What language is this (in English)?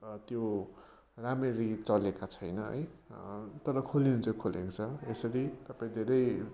Nepali